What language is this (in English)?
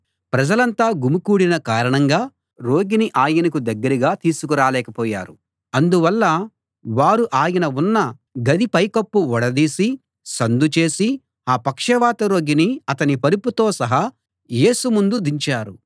Telugu